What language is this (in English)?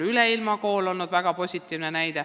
Estonian